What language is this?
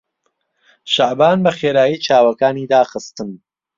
Central Kurdish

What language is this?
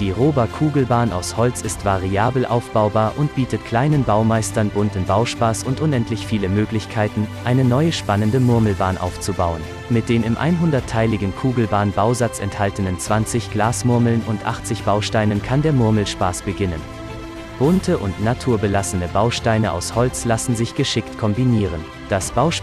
German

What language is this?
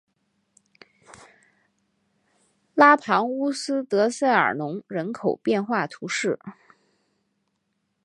Chinese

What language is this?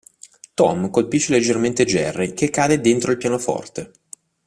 Italian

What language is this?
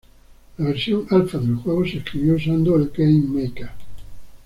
Spanish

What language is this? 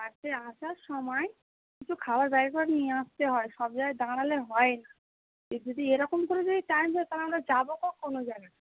Bangla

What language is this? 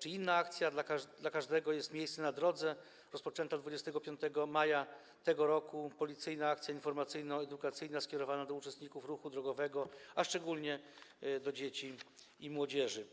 Polish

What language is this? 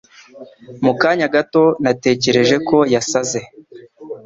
Kinyarwanda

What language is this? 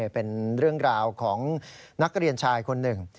Thai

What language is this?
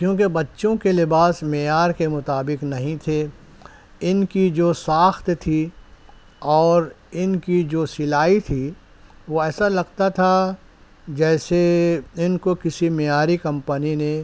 Urdu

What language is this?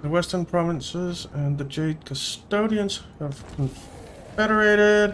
English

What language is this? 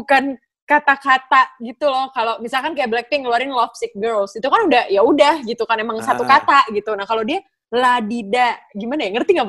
Indonesian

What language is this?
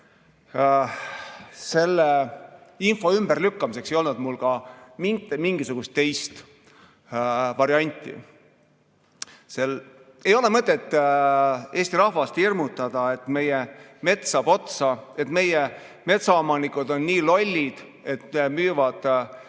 Estonian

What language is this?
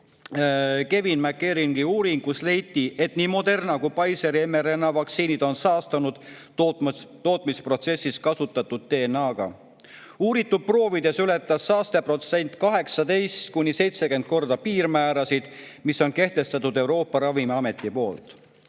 Estonian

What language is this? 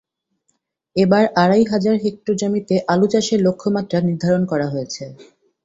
Bangla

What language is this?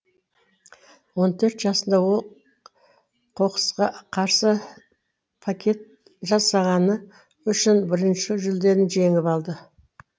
Kazakh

